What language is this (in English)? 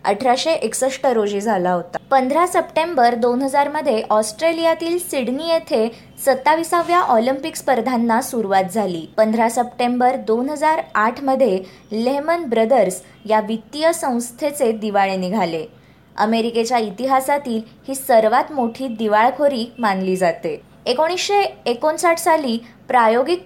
Marathi